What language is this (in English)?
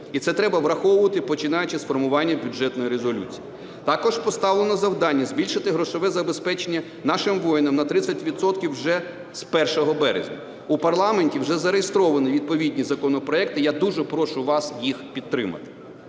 Ukrainian